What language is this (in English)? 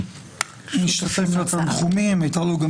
Hebrew